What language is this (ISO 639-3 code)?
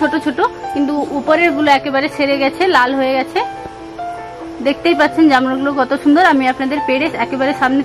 ron